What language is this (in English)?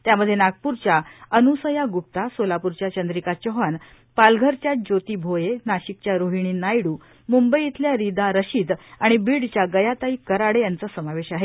Marathi